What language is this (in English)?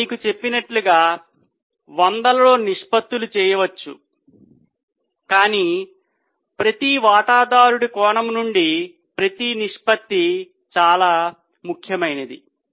Telugu